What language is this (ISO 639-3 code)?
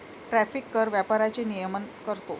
mar